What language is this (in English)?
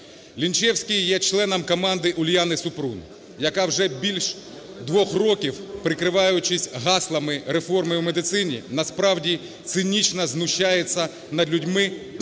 Ukrainian